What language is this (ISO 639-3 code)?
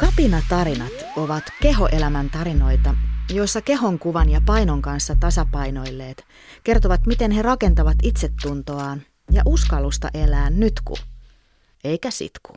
fin